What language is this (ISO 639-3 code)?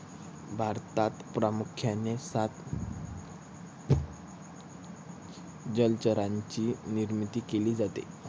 mar